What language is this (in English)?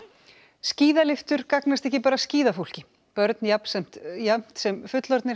Icelandic